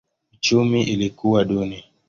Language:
Swahili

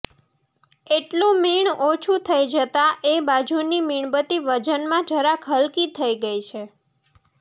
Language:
Gujarati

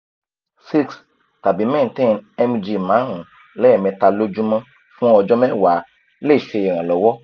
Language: Yoruba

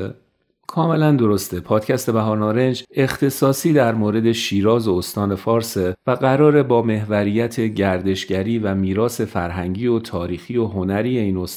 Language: Persian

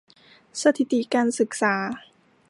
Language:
Thai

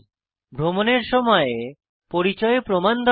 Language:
Bangla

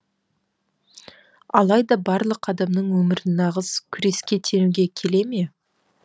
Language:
Kazakh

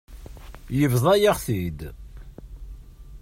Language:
Kabyle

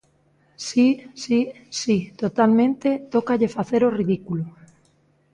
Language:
Galician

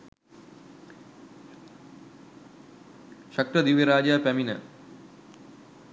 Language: Sinhala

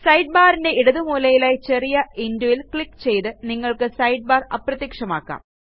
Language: Malayalam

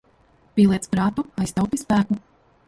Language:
Latvian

